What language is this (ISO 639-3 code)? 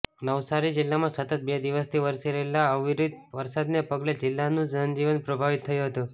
guj